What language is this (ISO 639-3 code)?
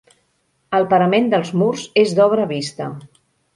cat